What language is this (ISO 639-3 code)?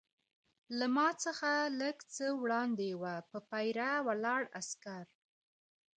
pus